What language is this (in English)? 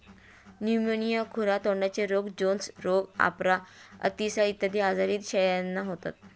Marathi